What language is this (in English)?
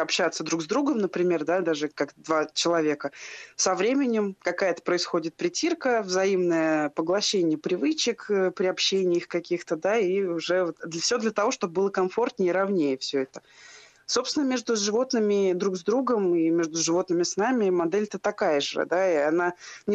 Russian